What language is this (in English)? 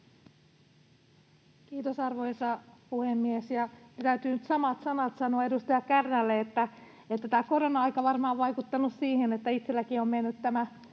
Finnish